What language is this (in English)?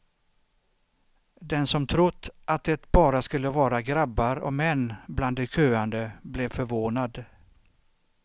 Swedish